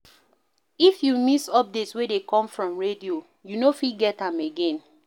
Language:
Nigerian Pidgin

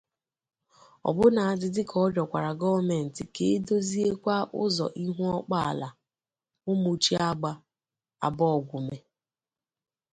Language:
Igbo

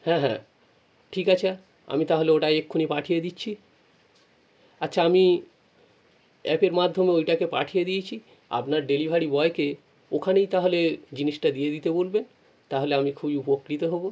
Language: Bangla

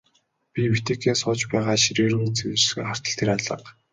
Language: Mongolian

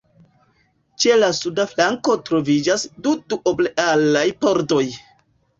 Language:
Esperanto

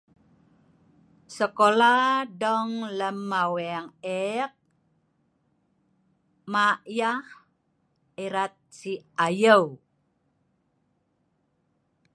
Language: Sa'ban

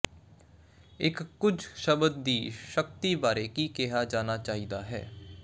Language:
Punjabi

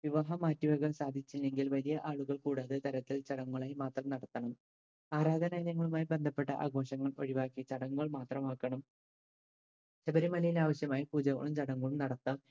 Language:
Malayalam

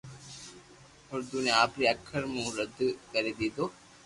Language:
Loarki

